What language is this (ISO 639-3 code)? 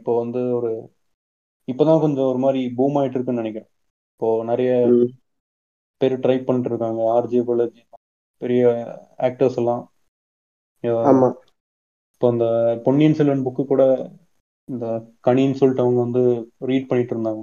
tam